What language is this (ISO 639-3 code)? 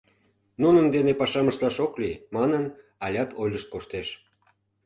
chm